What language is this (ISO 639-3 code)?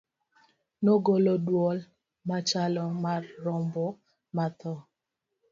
luo